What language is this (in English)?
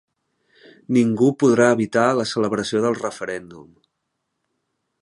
Catalan